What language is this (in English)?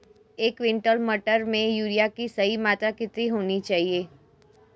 Hindi